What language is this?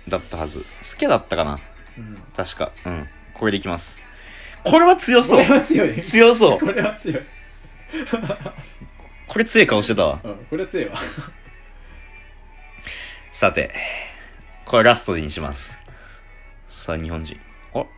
Japanese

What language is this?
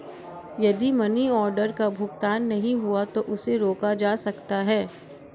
Hindi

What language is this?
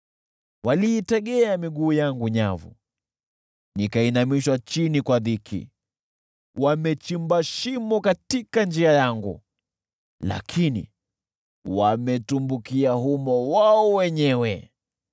Swahili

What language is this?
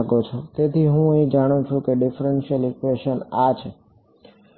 Gujarati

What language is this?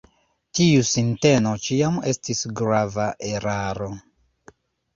Esperanto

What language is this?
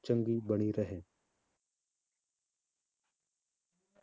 Punjabi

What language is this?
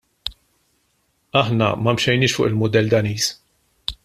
Maltese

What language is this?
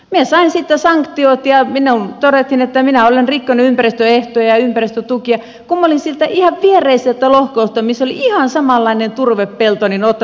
Finnish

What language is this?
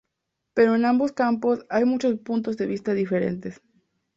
Spanish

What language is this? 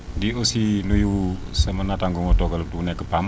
Wolof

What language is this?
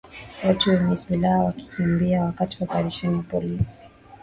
Swahili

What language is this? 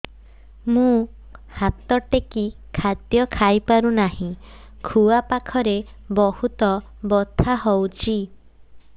Odia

